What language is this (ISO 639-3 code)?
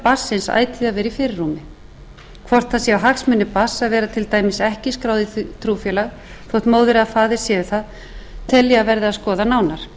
isl